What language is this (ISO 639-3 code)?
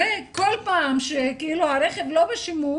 heb